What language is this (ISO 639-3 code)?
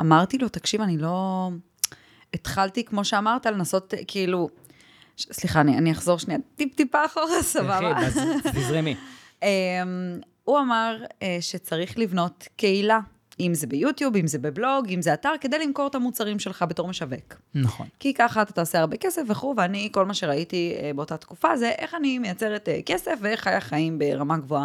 heb